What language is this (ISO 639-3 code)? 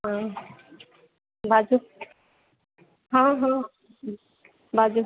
mai